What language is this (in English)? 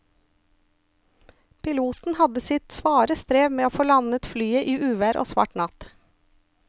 Norwegian